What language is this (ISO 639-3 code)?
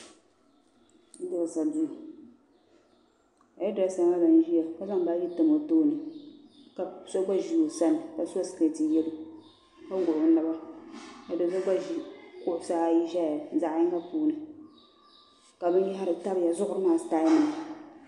dag